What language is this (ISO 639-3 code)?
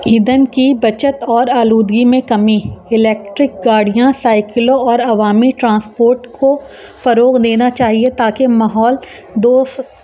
urd